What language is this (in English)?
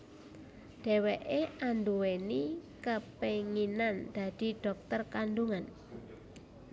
Javanese